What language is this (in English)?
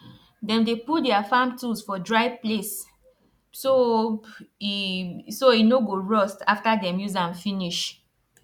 Nigerian Pidgin